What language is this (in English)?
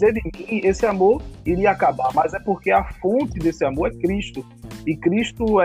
Portuguese